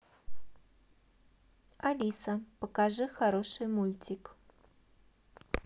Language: Russian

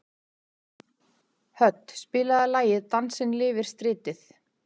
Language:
Icelandic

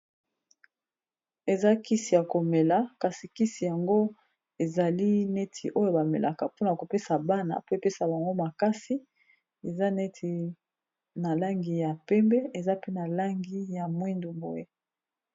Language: Lingala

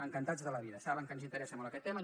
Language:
Catalan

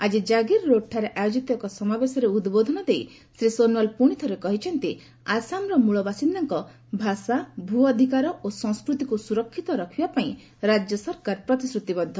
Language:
Odia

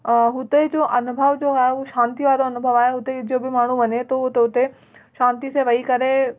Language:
Sindhi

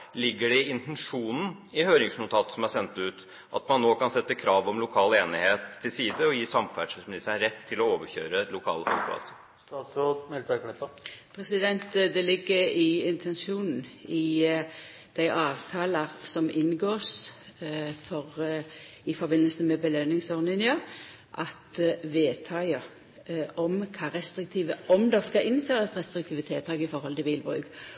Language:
Norwegian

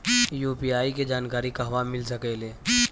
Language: Bhojpuri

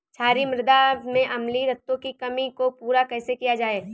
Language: Hindi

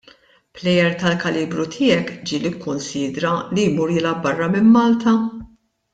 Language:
Maltese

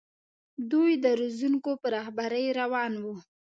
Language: Pashto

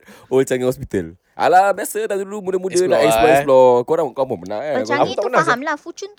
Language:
Malay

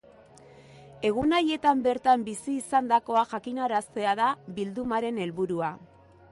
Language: Basque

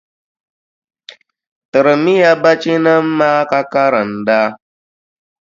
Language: Dagbani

